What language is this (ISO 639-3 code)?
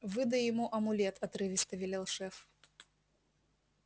rus